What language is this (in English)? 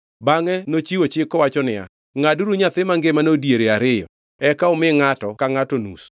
Luo (Kenya and Tanzania)